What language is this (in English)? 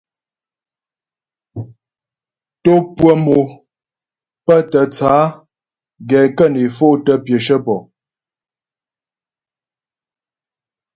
Ghomala